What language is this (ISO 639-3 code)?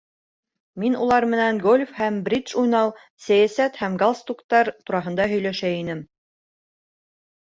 bak